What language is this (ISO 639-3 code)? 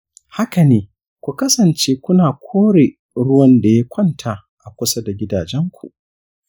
hau